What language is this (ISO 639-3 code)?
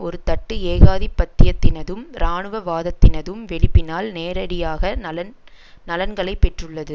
tam